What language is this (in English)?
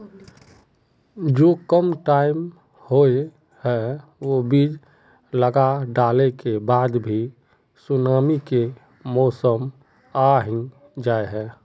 Magahi